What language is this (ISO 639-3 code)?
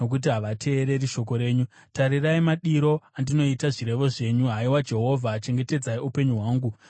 sna